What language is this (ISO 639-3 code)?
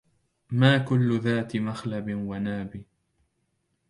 ara